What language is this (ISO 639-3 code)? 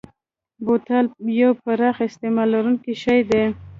pus